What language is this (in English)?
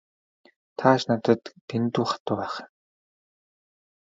Mongolian